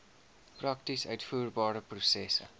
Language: Afrikaans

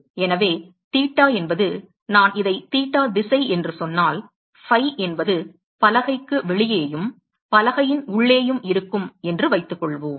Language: Tamil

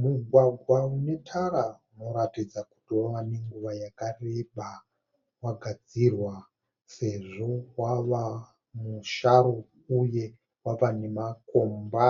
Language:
Shona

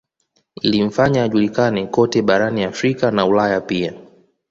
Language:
Swahili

